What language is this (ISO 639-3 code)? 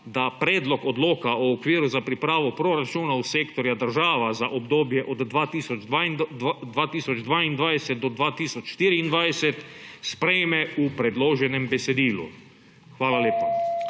slv